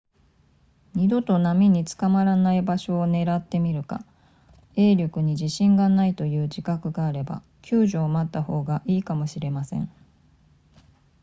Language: Japanese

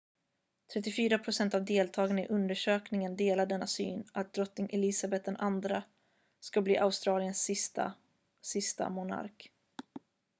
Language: Swedish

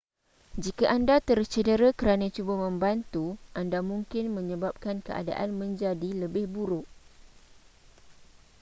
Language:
Malay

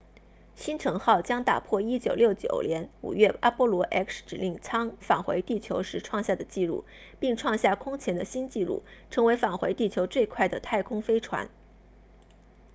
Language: Chinese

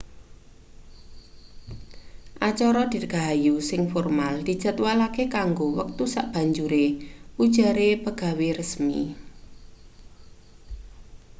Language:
Javanese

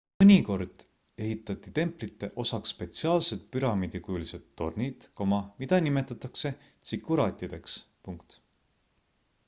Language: Estonian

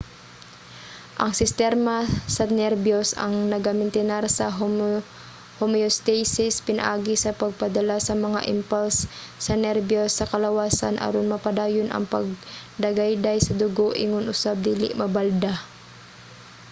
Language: Cebuano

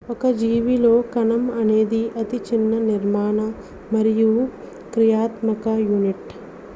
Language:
Telugu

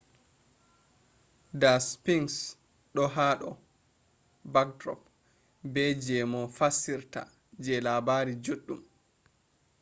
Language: Fula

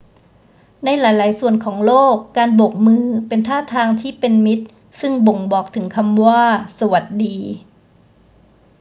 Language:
Thai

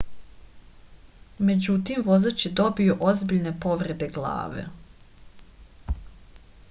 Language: Serbian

